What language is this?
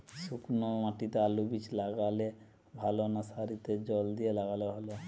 Bangla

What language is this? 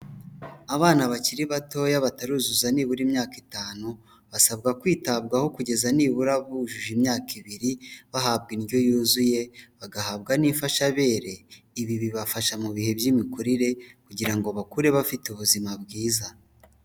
Kinyarwanda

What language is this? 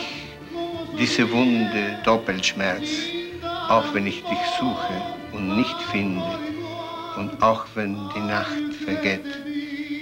Spanish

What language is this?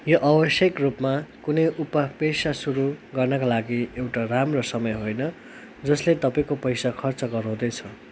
Nepali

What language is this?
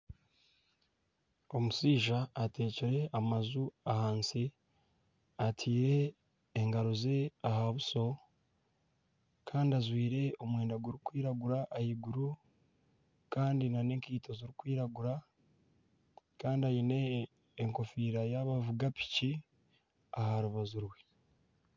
Nyankole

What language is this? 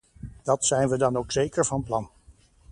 Dutch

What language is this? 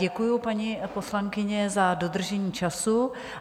Czech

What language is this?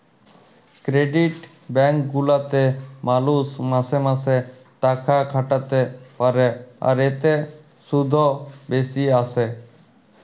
Bangla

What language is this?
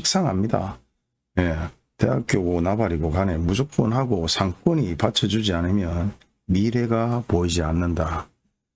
Korean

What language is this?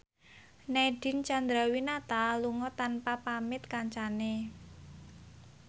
Javanese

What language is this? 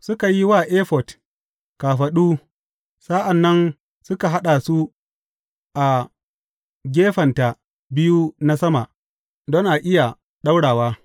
Hausa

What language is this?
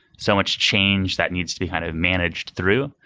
English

